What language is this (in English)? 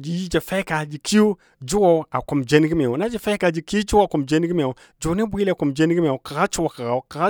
Dadiya